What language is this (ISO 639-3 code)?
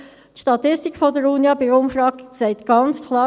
gsw